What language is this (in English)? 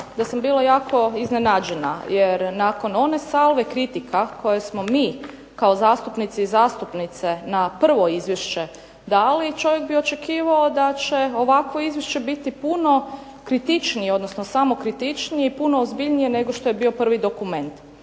Croatian